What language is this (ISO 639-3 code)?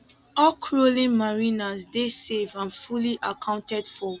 pcm